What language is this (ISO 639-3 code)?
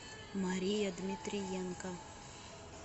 rus